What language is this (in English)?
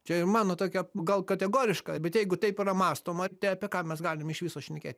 Lithuanian